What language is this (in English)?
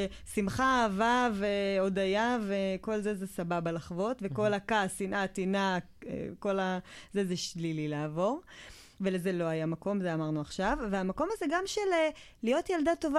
Hebrew